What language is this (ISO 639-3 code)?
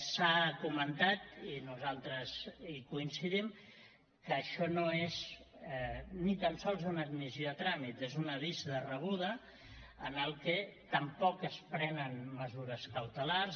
cat